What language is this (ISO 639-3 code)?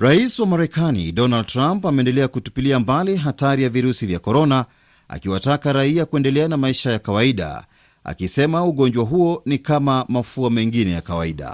swa